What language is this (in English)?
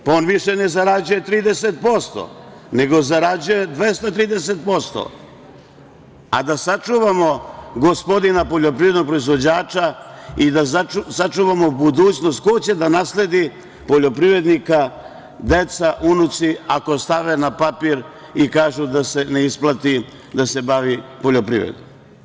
Serbian